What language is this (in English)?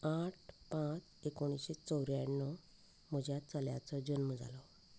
Konkani